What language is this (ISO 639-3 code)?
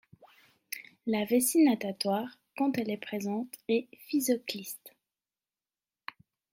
fra